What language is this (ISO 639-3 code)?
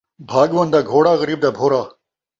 skr